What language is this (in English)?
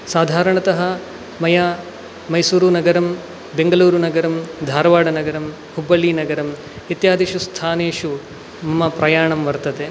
Sanskrit